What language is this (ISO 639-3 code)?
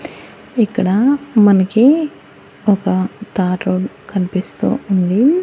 tel